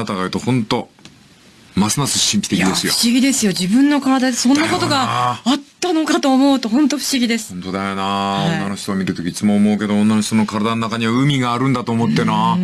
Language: Japanese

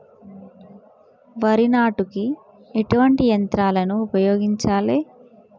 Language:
Telugu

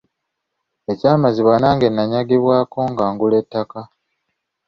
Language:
Ganda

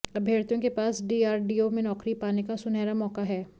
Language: Hindi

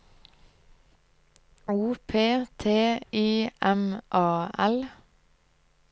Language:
Norwegian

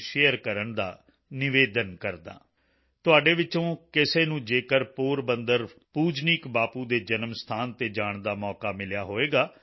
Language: Punjabi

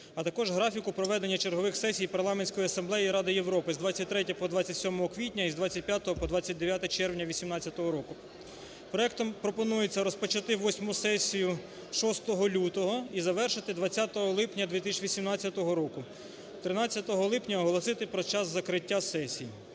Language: Ukrainian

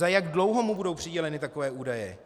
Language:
Czech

